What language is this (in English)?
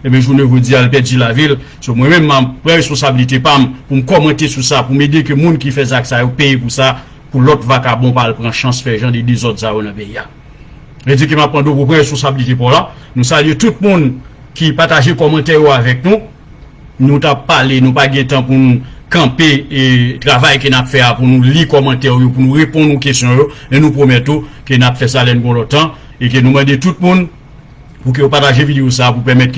French